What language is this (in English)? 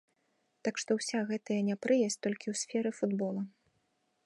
Belarusian